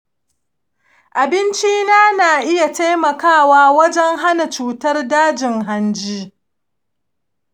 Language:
Hausa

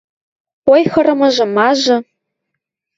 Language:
Western Mari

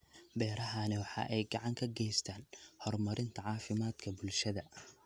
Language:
Somali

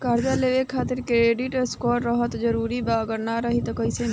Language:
Bhojpuri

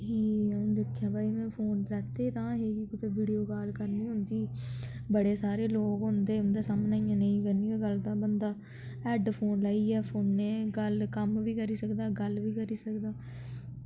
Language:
Dogri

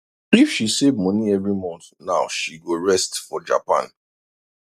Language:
Nigerian Pidgin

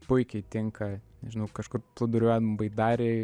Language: Lithuanian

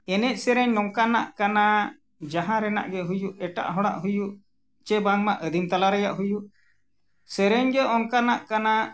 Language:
Santali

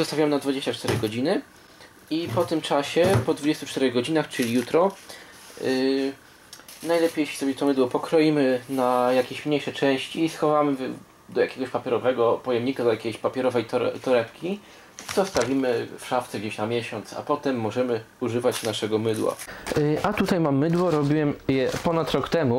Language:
Polish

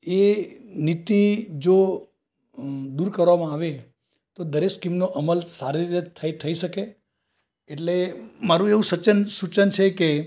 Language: Gujarati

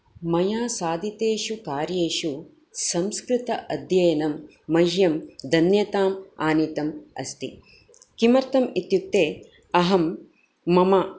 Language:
Sanskrit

